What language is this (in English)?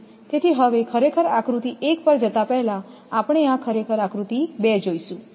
Gujarati